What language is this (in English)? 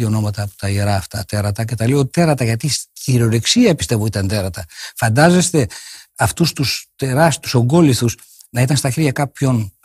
Greek